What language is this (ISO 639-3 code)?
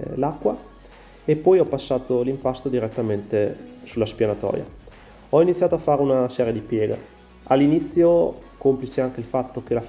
ita